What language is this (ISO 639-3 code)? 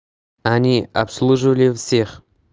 rus